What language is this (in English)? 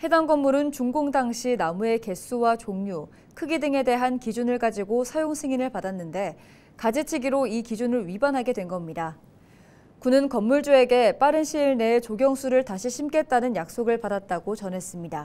Korean